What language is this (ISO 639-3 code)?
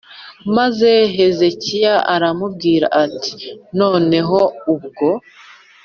kin